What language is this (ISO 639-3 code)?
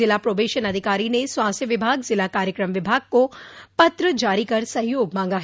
hin